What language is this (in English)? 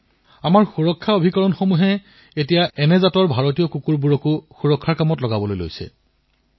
Assamese